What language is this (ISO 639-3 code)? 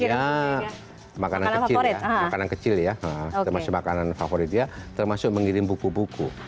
ind